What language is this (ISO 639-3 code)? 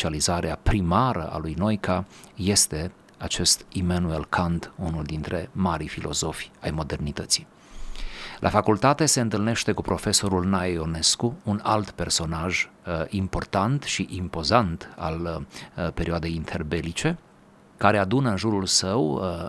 ron